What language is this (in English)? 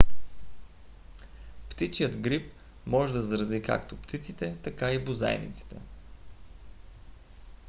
Bulgarian